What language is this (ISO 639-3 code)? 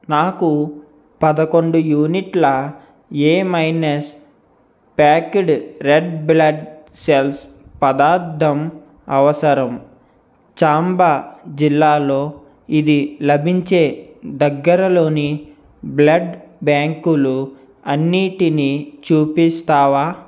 tel